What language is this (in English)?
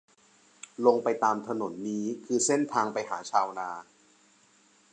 Thai